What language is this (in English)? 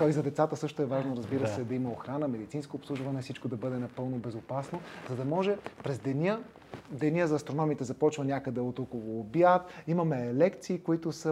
Bulgarian